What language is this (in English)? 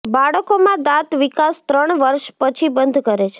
Gujarati